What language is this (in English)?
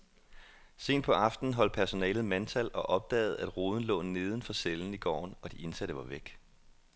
Danish